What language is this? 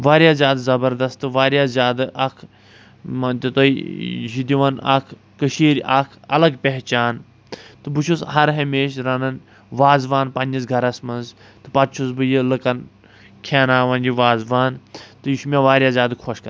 Kashmiri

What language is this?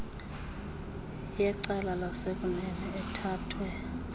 Xhosa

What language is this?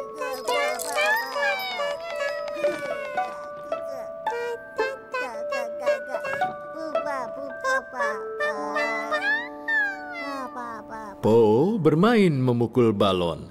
Indonesian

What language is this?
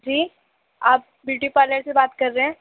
Urdu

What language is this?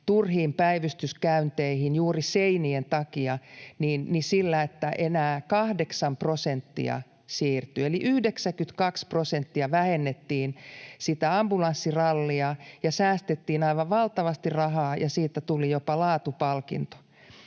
Finnish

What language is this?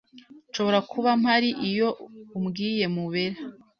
Kinyarwanda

